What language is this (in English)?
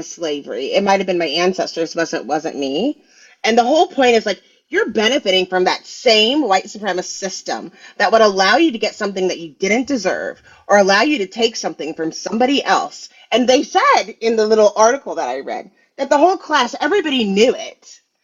English